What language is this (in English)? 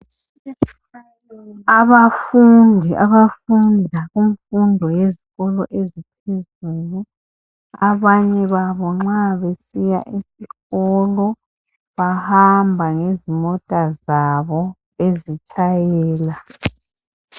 North Ndebele